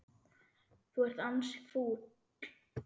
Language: Icelandic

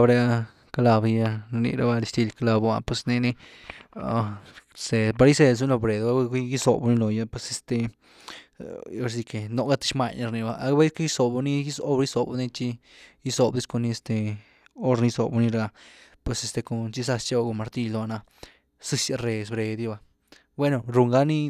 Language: Güilá Zapotec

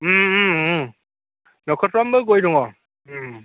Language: Bodo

